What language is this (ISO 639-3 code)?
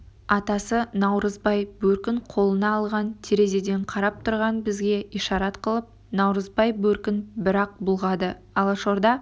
kaz